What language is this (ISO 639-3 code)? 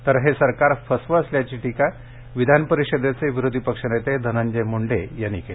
mar